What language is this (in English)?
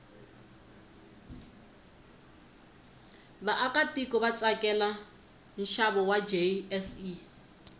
Tsonga